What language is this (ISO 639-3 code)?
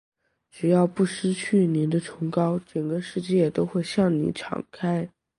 zho